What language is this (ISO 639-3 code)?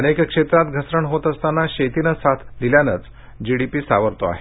mar